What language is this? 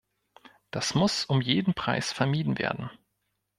German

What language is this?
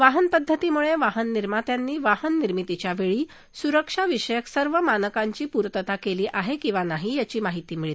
Marathi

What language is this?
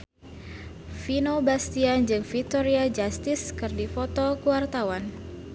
Sundanese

